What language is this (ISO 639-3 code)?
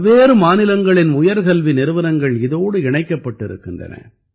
tam